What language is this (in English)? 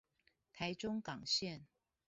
Chinese